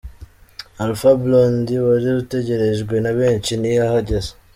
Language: Kinyarwanda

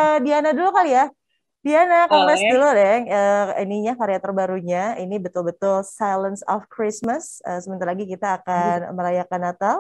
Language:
Indonesian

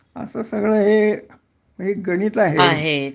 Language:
Marathi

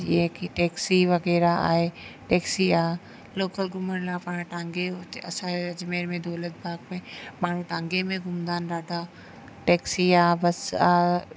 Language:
Sindhi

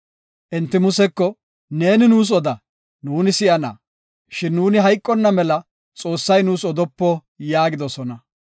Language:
Gofa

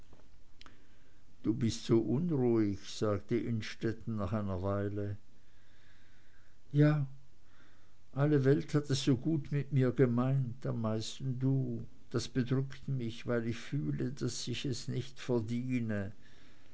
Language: German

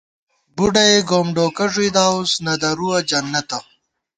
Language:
Gawar-Bati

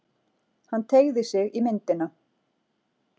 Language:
Icelandic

